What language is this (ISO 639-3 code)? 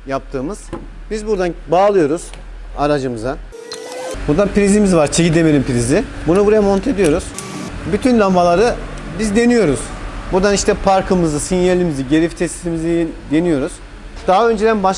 tur